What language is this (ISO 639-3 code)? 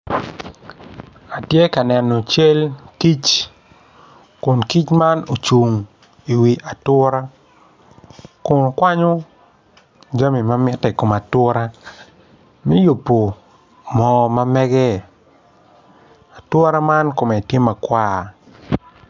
ach